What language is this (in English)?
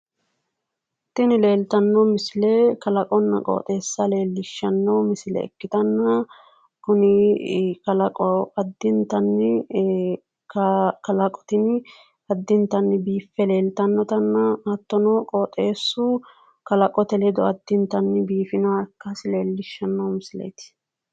Sidamo